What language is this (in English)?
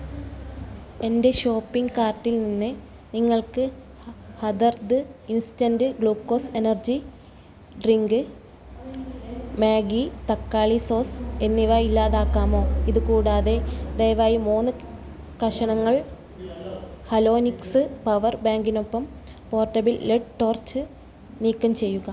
Malayalam